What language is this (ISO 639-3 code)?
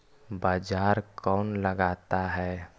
mag